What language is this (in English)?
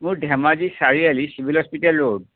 Assamese